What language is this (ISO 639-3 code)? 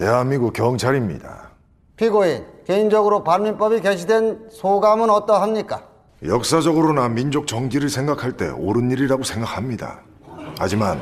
kor